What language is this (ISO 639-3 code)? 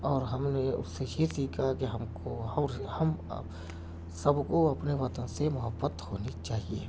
urd